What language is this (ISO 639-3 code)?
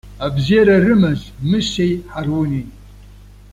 abk